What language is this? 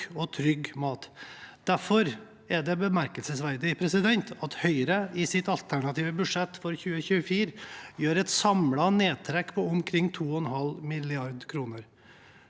Norwegian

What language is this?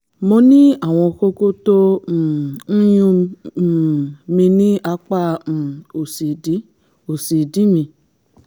Yoruba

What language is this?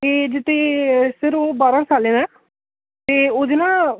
Dogri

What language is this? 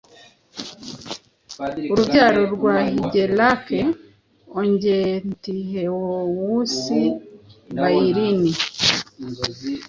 Kinyarwanda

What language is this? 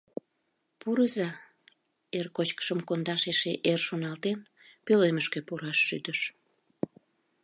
Mari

